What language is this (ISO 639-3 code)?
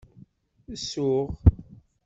kab